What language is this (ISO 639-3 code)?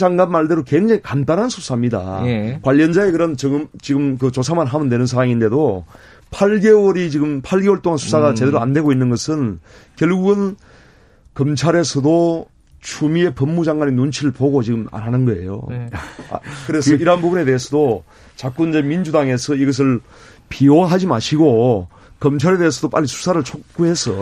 kor